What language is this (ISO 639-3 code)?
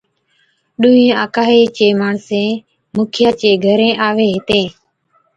odk